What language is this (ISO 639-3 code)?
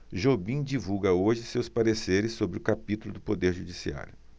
por